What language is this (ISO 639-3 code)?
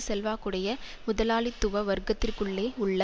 tam